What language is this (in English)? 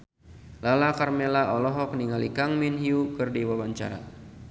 Sundanese